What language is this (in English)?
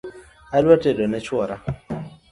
Luo (Kenya and Tanzania)